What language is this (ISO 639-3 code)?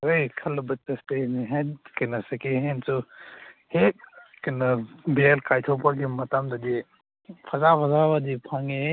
mni